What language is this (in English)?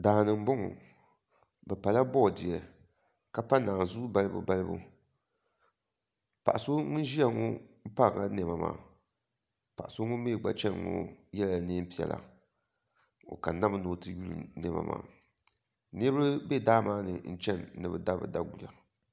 Dagbani